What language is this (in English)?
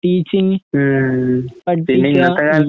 Malayalam